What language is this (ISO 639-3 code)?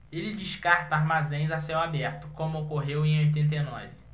por